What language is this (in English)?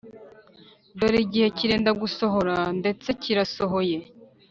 Kinyarwanda